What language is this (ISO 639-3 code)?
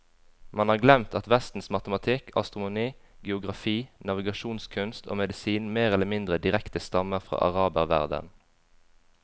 nor